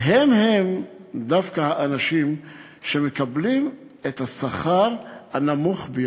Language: Hebrew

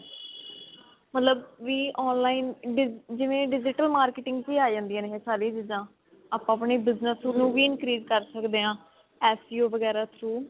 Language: Punjabi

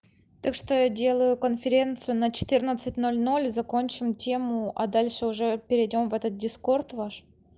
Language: Russian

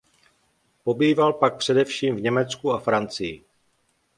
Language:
Czech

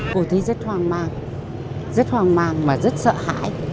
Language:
Vietnamese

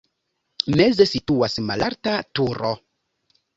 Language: Esperanto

